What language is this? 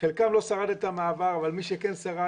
Hebrew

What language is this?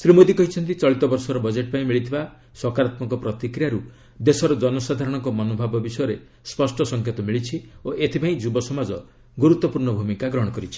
Odia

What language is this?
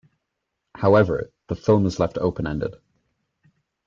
English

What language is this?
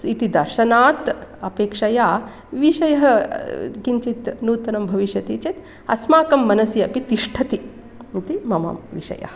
Sanskrit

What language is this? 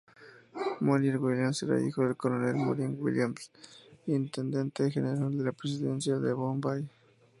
Spanish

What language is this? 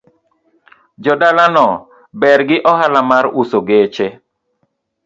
Luo (Kenya and Tanzania)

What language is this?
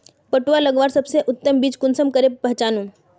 Magahi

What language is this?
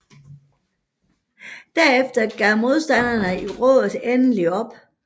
Danish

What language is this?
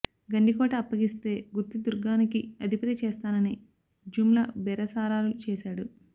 Telugu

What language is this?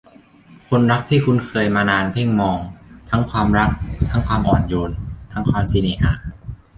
Thai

